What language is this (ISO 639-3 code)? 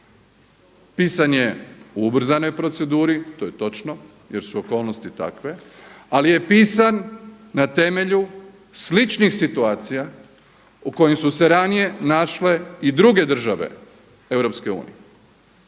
hrv